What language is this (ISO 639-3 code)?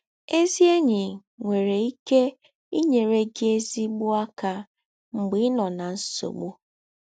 ibo